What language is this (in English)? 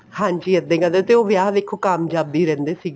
Punjabi